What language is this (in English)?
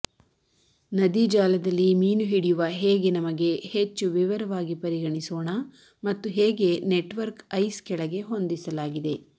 Kannada